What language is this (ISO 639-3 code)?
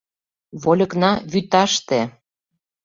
chm